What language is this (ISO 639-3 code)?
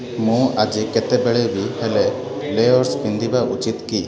ori